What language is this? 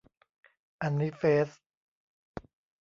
Thai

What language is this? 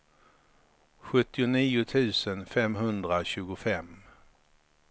Swedish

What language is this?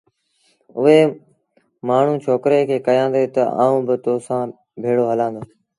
Sindhi Bhil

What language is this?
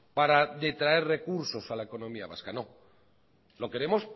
Spanish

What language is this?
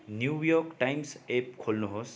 Nepali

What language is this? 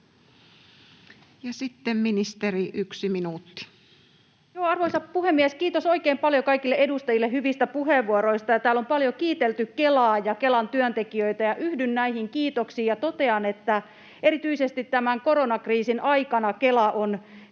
Finnish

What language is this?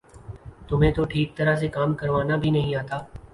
Urdu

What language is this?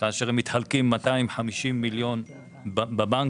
Hebrew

